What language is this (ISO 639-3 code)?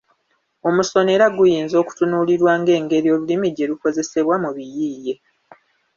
lug